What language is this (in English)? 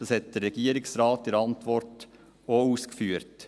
Swiss German